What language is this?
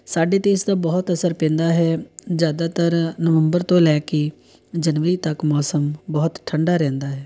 Punjabi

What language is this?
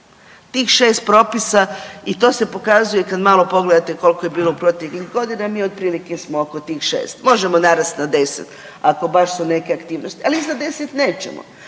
Croatian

